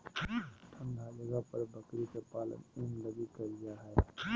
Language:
Magahi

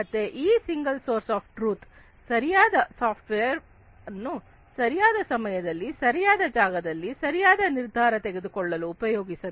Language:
Kannada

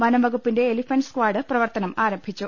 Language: Malayalam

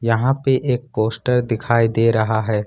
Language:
Hindi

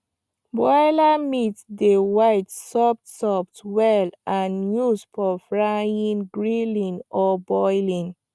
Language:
Nigerian Pidgin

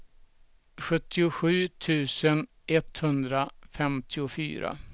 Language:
Swedish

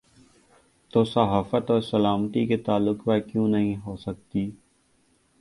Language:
Urdu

